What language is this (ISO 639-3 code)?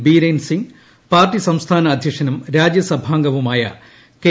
mal